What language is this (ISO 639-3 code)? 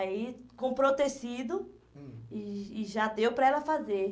por